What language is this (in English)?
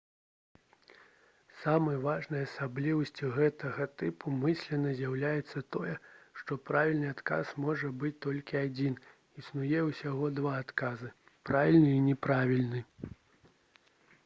Belarusian